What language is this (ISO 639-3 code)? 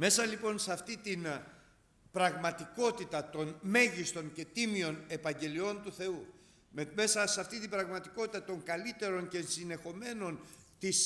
ell